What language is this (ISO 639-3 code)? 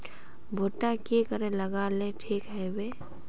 mag